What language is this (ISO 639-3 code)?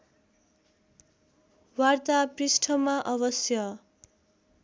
nep